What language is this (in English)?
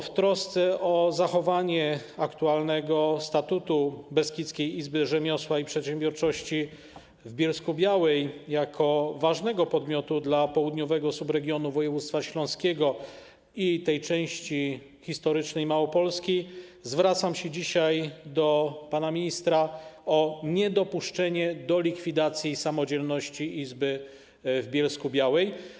Polish